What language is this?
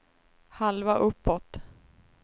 Swedish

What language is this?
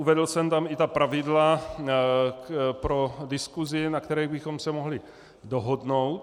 Czech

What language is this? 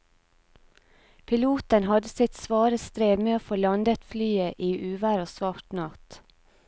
Norwegian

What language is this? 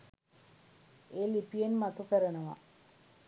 Sinhala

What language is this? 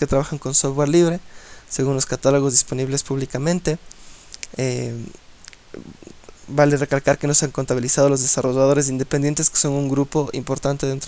Spanish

